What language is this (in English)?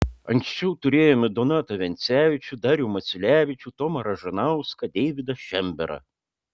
Lithuanian